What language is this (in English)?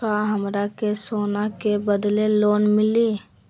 Magahi